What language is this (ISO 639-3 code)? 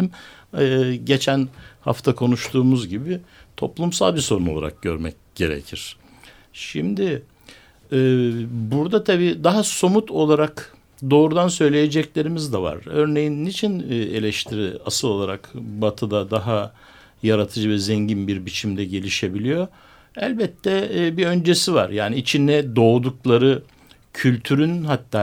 tur